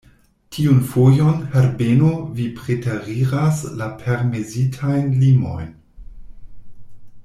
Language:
Esperanto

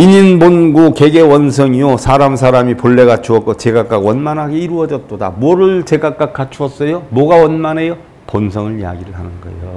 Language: Korean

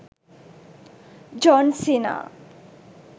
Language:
Sinhala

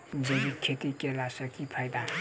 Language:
Maithili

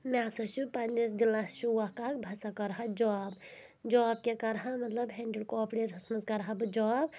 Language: Kashmiri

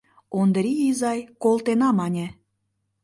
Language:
Mari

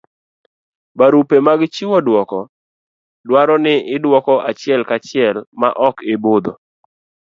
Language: Luo (Kenya and Tanzania)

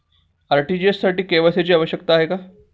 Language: Marathi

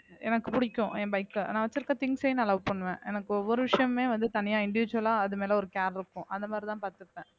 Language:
Tamil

